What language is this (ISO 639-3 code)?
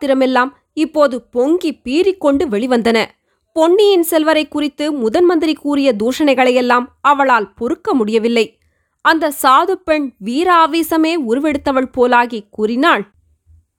tam